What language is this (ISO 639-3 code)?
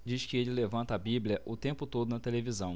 por